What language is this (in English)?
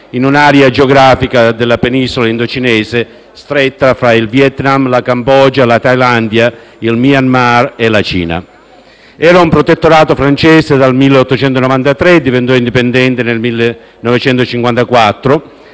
Italian